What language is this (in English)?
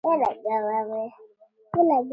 Pashto